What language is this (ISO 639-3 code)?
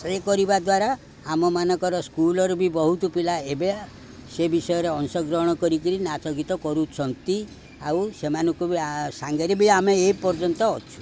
ori